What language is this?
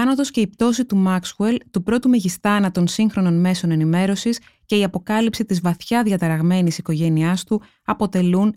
Greek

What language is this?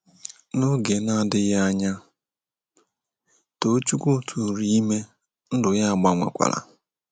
Igbo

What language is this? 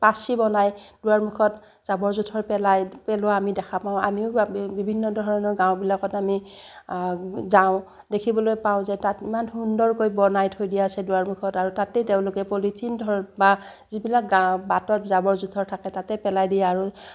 Assamese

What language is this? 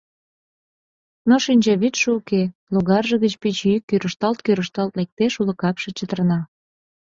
Mari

